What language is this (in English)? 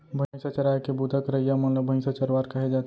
Chhattisgarhi